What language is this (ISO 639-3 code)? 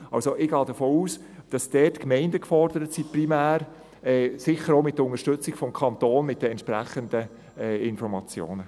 gsw